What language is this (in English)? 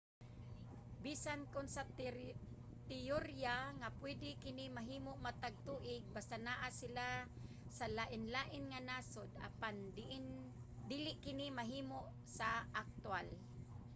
Cebuano